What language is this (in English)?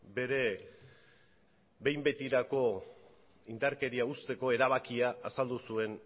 Basque